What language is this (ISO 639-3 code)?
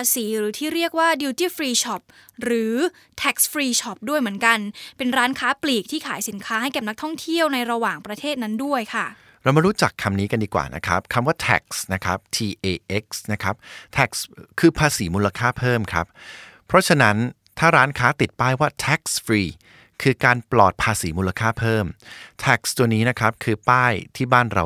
tha